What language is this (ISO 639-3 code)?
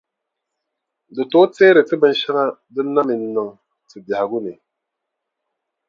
dag